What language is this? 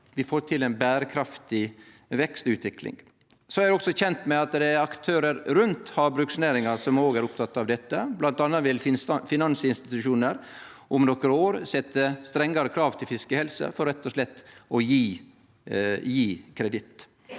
Norwegian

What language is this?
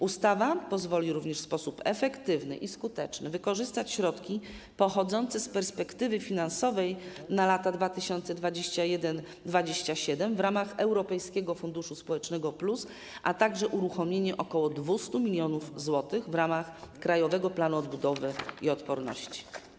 Polish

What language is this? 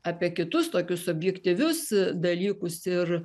Lithuanian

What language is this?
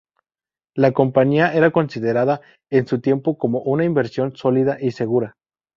Spanish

